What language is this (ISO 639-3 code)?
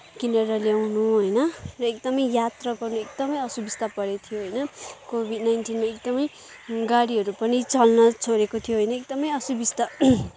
nep